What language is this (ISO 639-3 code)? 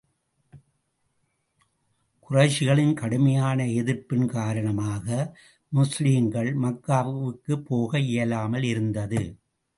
tam